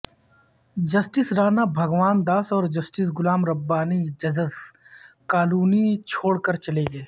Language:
Urdu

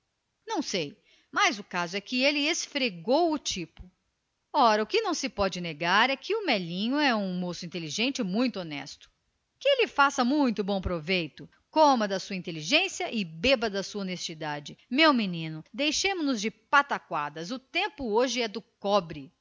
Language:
Portuguese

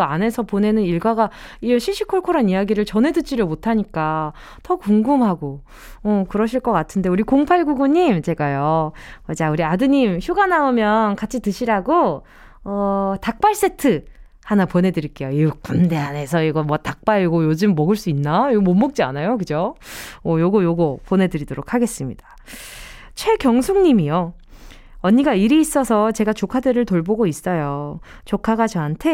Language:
Korean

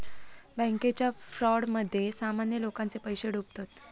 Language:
Marathi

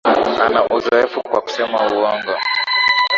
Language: Swahili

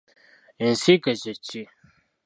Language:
Ganda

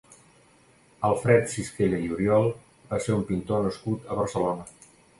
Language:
Catalan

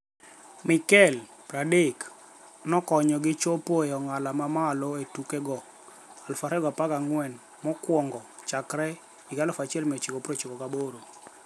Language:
Luo (Kenya and Tanzania)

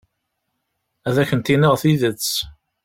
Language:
Kabyle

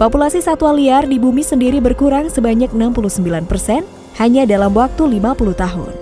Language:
Indonesian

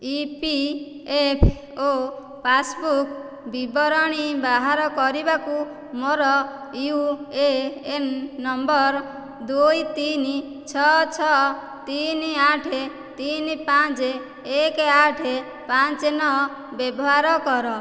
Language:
Odia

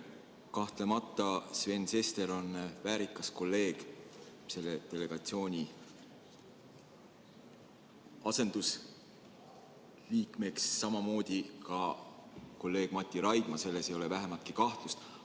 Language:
Estonian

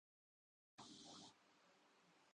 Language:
Urdu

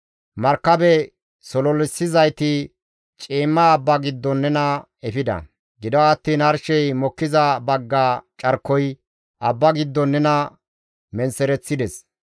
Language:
Gamo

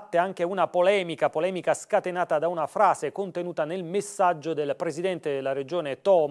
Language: Italian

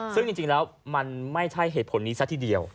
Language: Thai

